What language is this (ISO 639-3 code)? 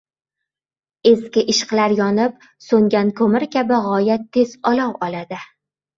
uzb